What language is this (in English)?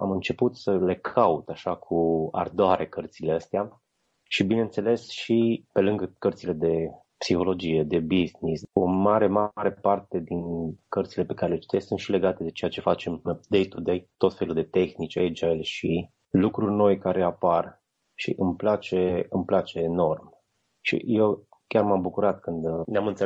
Romanian